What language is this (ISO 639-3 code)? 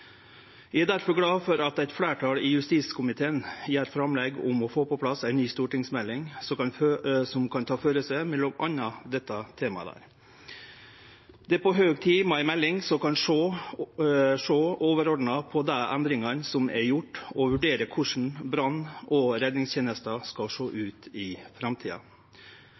nno